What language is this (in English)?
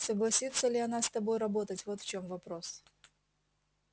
Russian